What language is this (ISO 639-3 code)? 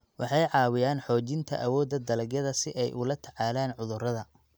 som